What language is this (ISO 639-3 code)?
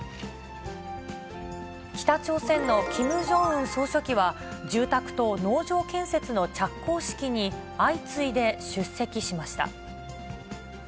jpn